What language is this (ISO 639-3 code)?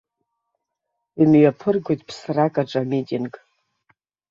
abk